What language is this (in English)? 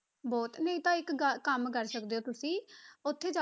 Punjabi